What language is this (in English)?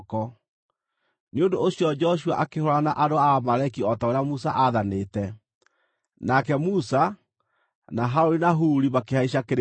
Kikuyu